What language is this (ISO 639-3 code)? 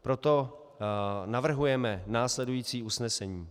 ces